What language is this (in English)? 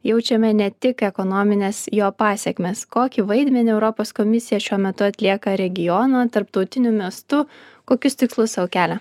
Lithuanian